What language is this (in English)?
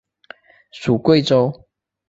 Chinese